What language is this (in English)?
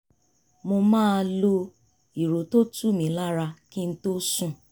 Yoruba